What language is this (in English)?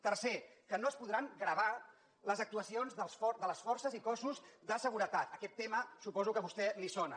Catalan